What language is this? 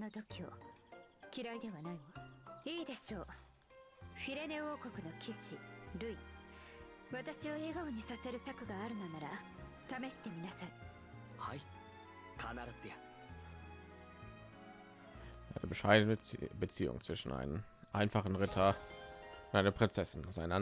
German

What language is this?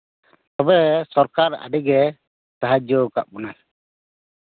Santali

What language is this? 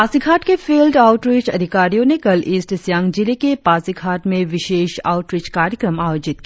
Hindi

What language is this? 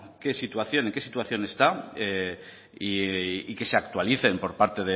Spanish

